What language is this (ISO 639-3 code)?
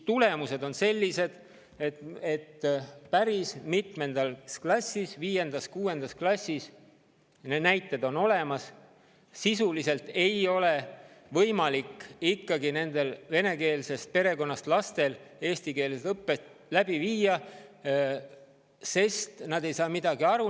est